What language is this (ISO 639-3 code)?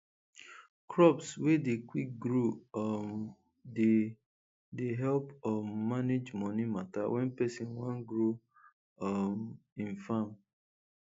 pcm